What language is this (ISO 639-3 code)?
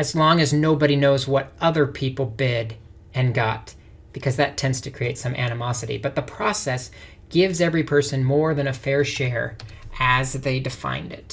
eng